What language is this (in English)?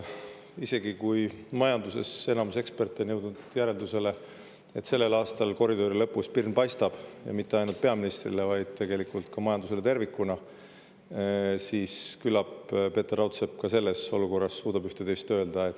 Estonian